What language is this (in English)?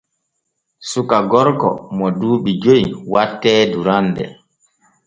Borgu Fulfulde